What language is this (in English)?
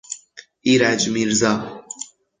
Persian